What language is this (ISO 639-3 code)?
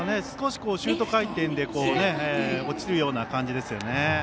jpn